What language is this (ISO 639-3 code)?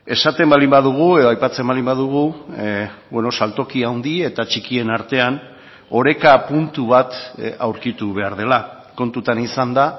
eus